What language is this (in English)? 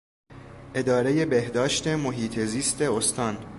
Persian